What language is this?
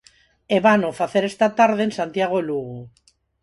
Galician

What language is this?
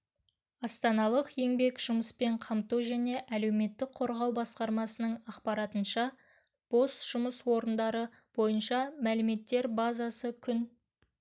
Kazakh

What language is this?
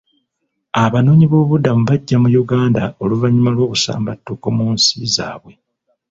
Ganda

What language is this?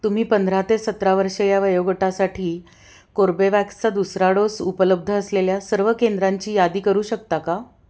Marathi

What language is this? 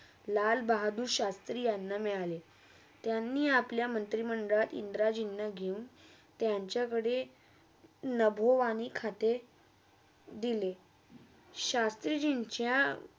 Marathi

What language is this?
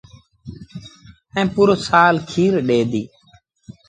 Sindhi Bhil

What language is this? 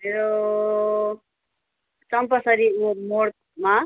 Nepali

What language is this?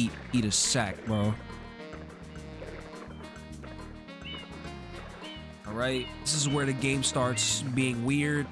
English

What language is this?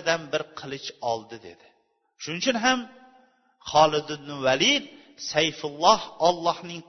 Bulgarian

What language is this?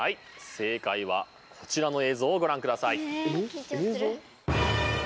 Japanese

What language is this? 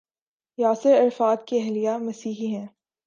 Urdu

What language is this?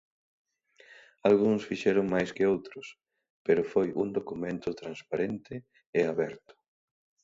Galician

